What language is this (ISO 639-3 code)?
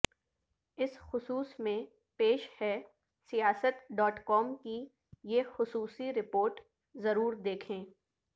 urd